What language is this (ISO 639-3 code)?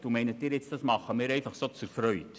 gsw